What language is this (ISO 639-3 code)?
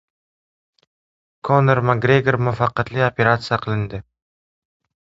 uzb